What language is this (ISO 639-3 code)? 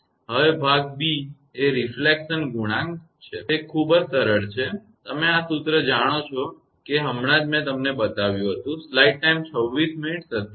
guj